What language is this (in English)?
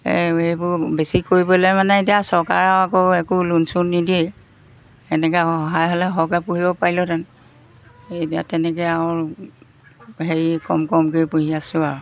Assamese